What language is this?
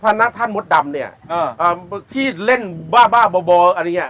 Thai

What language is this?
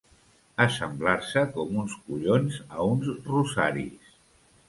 Catalan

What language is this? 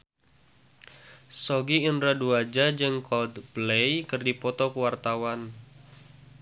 Sundanese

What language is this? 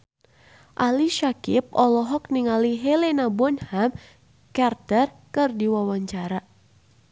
Sundanese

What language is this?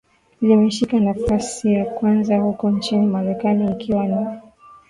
Swahili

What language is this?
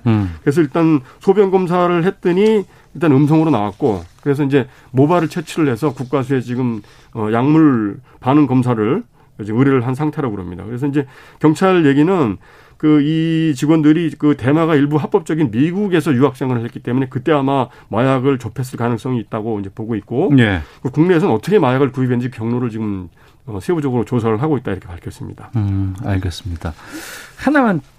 Korean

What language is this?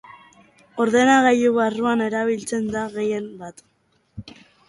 Basque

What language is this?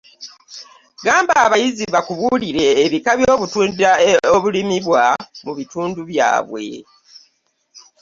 Ganda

